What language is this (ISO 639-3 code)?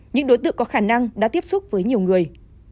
vie